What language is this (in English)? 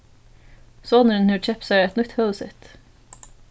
Faroese